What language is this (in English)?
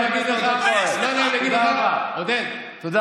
Hebrew